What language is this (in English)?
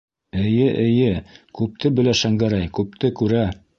Bashkir